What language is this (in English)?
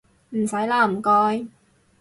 Cantonese